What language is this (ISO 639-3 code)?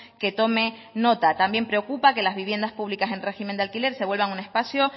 spa